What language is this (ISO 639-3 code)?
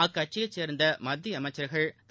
tam